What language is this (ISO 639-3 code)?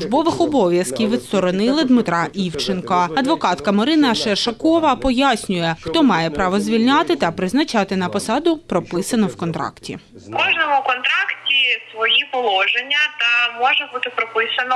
ukr